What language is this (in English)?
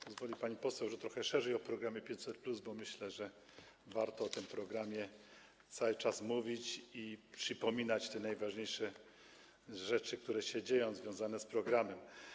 Polish